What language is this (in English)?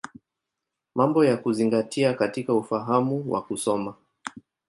Swahili